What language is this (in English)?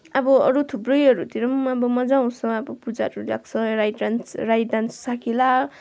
Nepali